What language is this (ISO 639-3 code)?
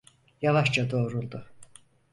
tur